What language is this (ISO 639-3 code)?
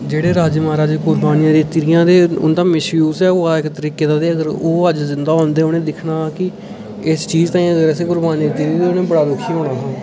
doi